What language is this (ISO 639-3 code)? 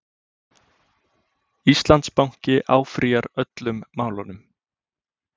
isl